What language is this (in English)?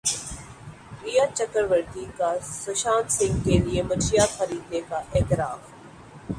Urdu